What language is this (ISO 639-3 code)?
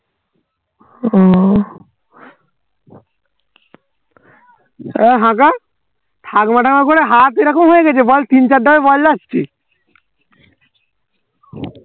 ben